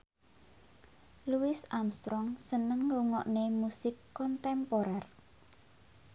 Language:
Javanese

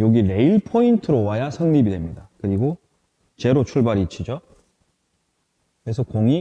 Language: Korean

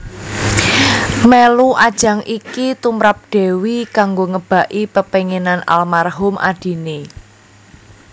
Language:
Javanese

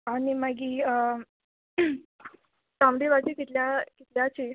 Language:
Konkani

